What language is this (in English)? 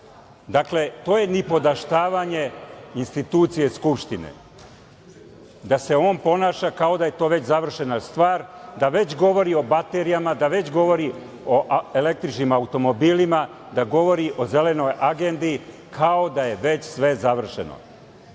Serbian